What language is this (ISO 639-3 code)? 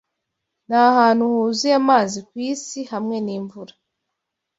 kin